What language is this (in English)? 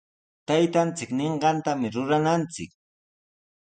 Sihuas Ancash Quechua